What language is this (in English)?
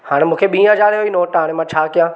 Sindhi